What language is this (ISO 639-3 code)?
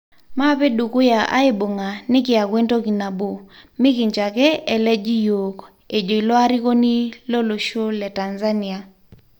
mas